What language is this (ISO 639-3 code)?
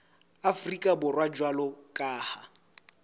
sot